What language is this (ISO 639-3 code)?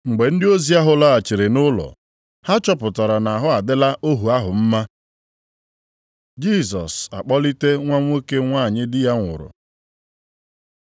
ibo